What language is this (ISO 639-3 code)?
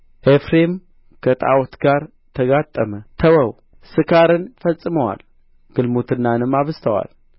amh